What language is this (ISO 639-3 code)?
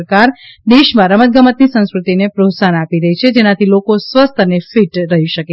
guj